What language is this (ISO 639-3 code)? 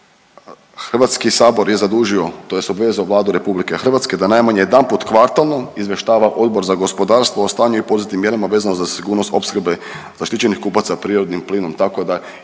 hrv